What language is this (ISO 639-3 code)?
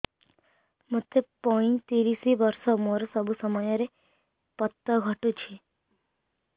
ori